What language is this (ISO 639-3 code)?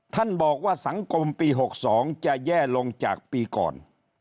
tha